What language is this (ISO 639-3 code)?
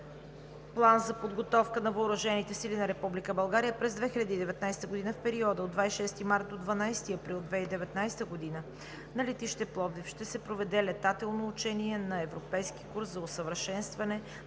bul